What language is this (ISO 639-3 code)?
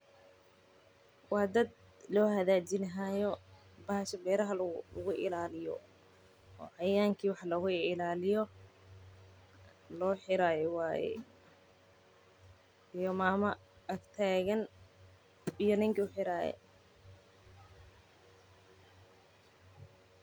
som